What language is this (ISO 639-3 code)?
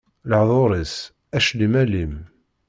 kab